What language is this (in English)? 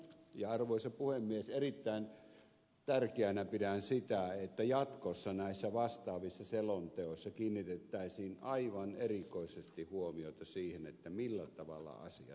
Finnish